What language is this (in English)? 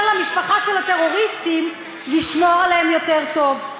Hebrew